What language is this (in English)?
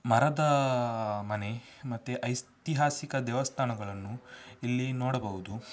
Kannada